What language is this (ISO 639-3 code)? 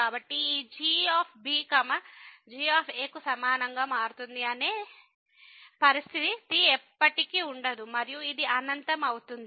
tel